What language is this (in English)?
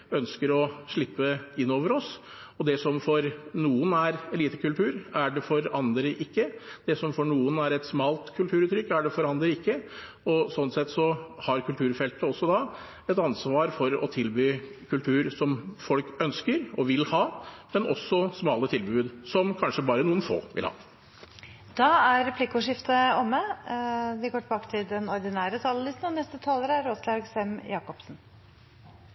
Norwegian